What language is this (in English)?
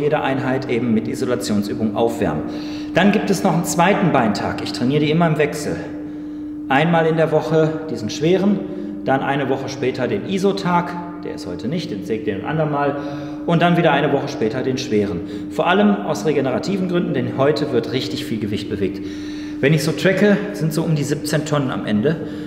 German